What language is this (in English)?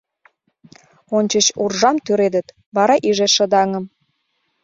Mari